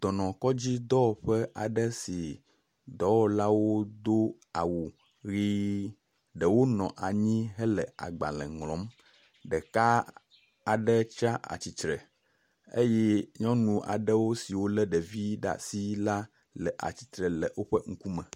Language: Ewe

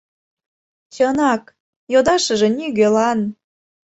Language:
Mari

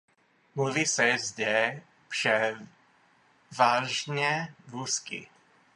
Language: Czech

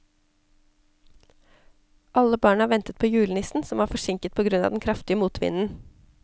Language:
Norwegian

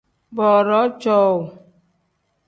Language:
Tem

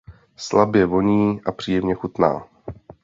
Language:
Czech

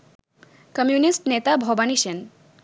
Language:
Bangla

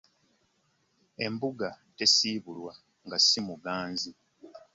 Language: Ganda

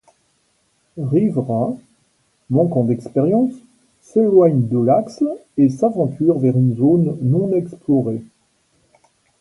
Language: French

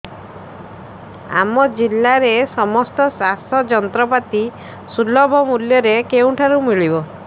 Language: Odia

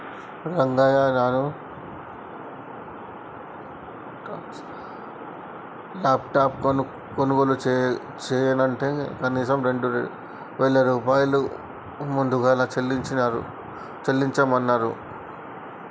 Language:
Telugu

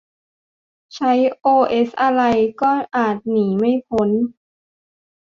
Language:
Thai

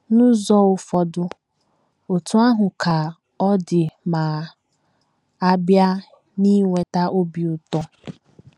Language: Igbo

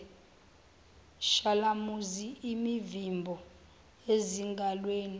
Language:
Zulu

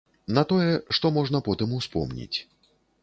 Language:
Belarusian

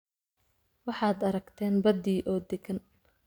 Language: Somali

